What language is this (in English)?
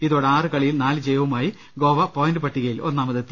Malayalam